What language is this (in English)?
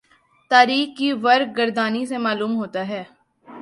Urdu